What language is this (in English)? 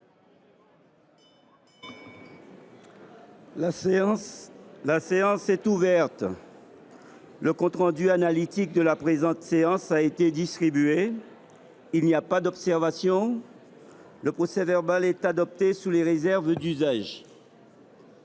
French